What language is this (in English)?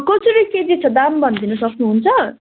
Nepali